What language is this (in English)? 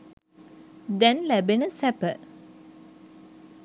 Sinhala